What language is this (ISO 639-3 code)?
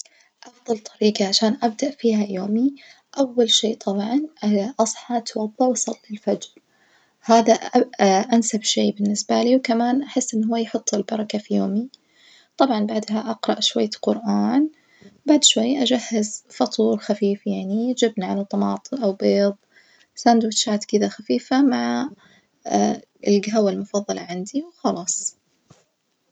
ars